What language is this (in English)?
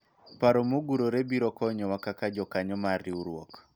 Luo (Kenya and Tanzania)